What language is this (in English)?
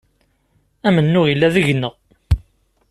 Kabyle